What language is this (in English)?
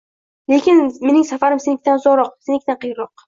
Uzbek